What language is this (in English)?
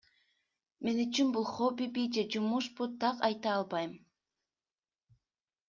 Kyrgyz